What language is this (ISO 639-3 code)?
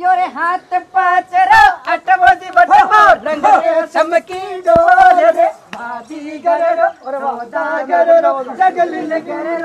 hin